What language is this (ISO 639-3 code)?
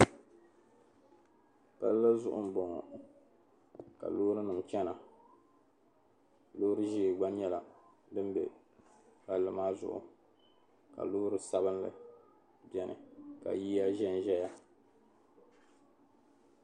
dag